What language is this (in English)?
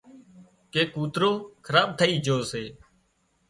Wadiyara Koli